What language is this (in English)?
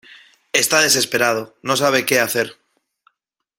Spanish